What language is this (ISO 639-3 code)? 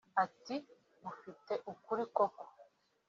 kin